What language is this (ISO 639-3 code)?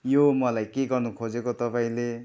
nep